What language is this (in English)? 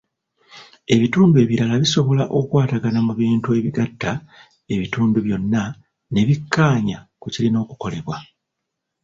Ganda